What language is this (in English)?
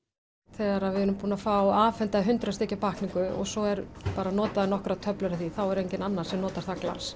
Icelandic